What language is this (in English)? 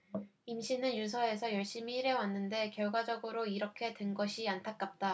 Korean